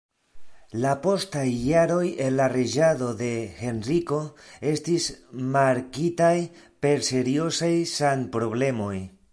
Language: Esperanto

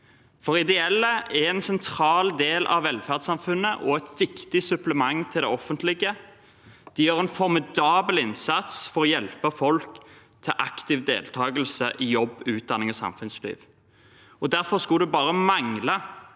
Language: Norwegian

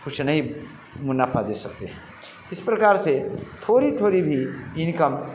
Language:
Hindi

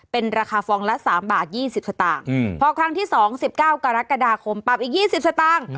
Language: Thai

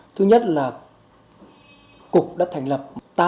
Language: Vietnamese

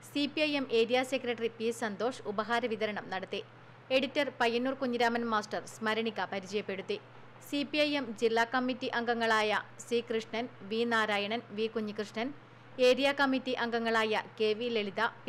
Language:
Malayalam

